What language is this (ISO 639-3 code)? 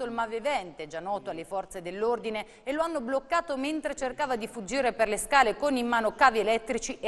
ita